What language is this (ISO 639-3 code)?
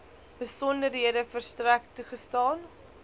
afr